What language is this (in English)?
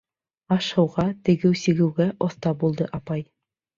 Bashkir